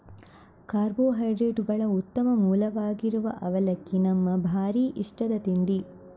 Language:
Kannada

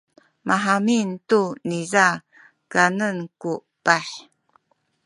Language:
Sakizaya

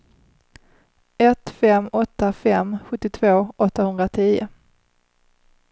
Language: Swedish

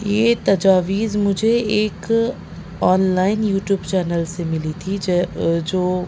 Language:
Urdu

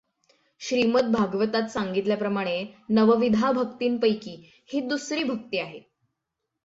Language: Marathi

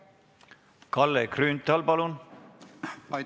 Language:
Estonian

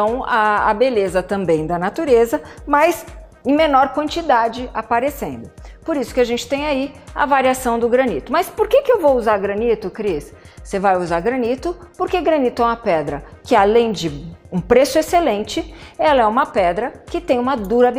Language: Portuguese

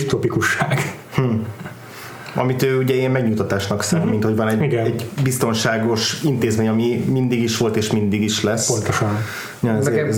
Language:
Hungarian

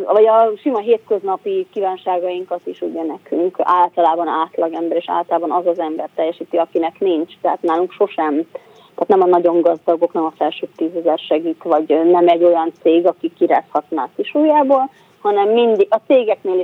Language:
Hungarian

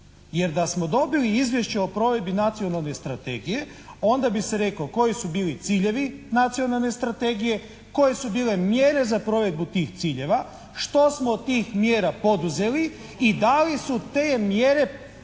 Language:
Croatian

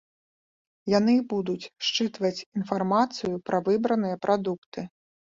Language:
Belarusian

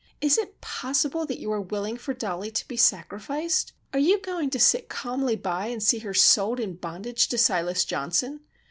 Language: English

